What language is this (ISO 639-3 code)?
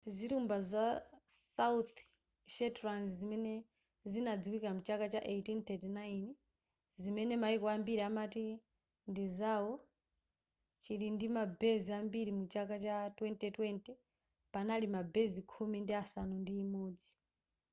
nya